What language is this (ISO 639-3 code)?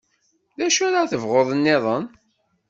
kab